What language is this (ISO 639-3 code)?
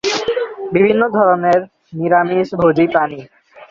ben